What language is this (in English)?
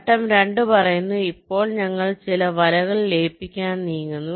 Malayalam